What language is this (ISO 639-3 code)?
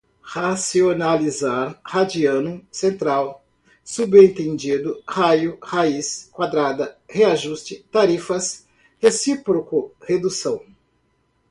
por